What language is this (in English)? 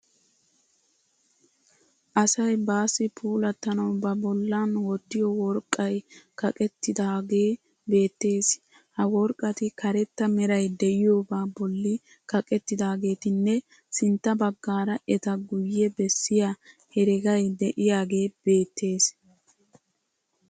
Wolaytta